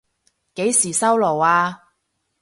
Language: Cantonese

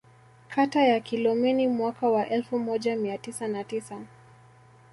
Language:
Swahili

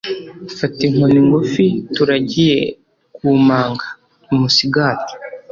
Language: Kinyarwanda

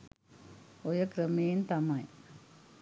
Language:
Sinhala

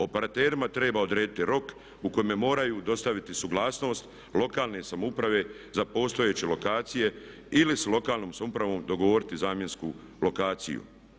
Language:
Croatian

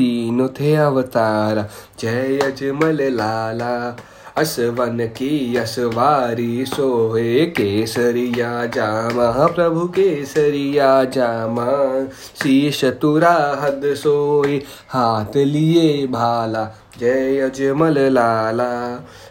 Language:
Hindi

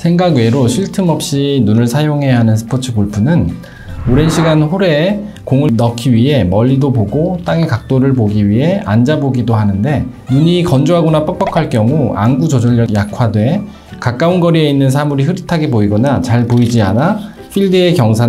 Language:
Korean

